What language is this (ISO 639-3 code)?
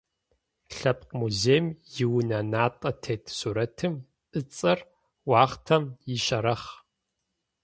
ady